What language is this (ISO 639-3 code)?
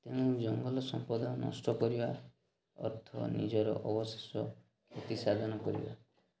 ori